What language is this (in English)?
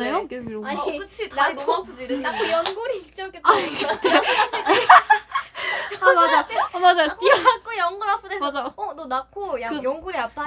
Korean